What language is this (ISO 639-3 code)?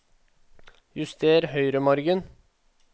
nor